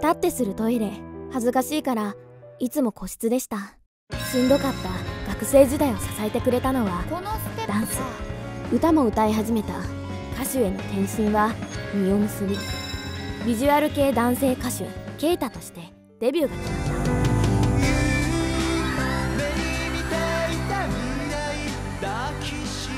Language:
Japanese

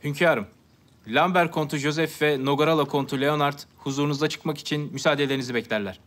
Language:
Turkish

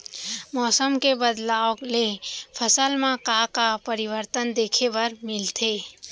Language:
Chhattisgarhi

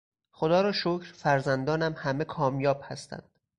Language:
Persian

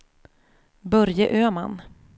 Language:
Swedish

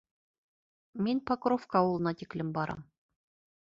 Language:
Bashkir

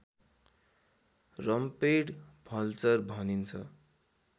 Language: Nepali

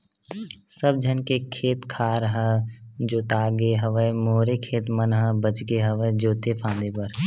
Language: Chhattisgarhi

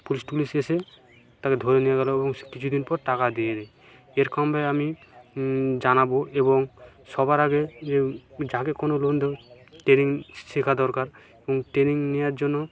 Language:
Bangla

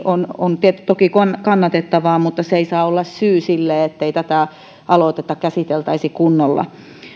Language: Finnish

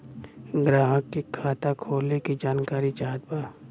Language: Bhojpuri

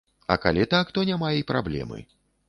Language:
Belarusian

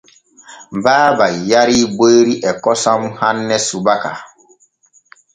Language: Borgu Fulfulde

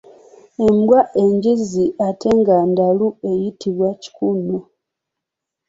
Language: Ganda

